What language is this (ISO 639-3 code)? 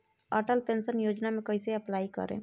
bho